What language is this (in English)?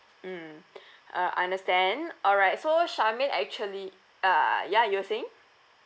English